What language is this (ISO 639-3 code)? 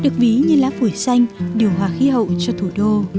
vie